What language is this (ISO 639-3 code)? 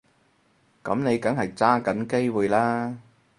yue